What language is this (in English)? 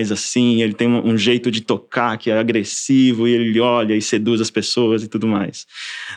Portuguese